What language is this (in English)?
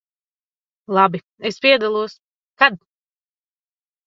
Latvian